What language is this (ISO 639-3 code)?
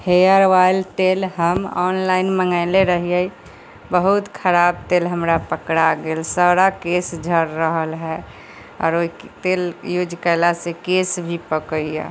mai